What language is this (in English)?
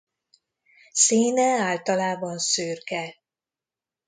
Hungarian